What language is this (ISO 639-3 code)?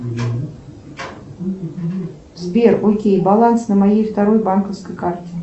rus